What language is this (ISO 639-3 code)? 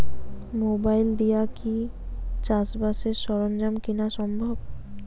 ben